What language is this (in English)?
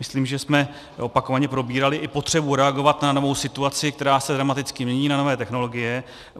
Czech